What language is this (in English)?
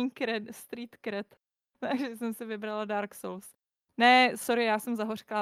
Czech